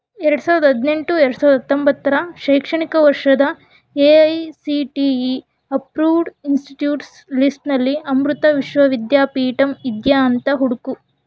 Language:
Kannada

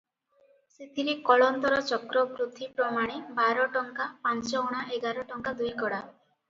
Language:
Odia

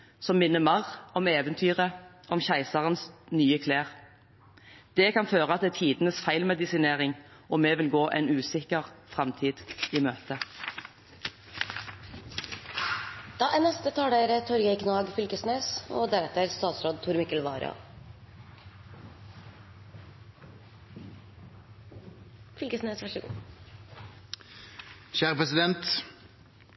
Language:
Norwegian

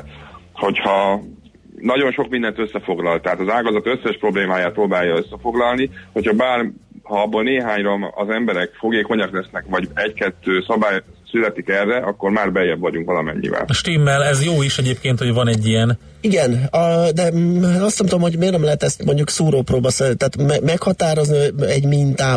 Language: Hungarian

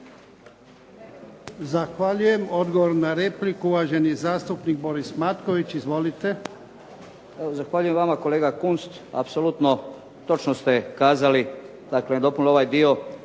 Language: Croatian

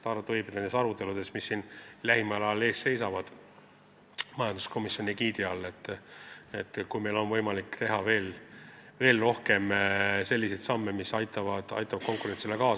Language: Estonian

